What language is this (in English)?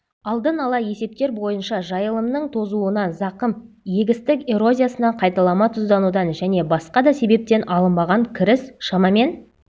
Kazakh